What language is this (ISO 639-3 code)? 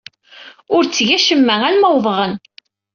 kab